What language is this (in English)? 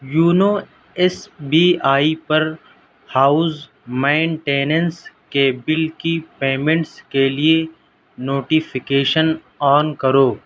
Urdu